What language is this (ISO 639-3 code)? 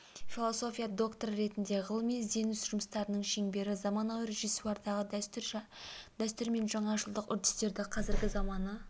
kaz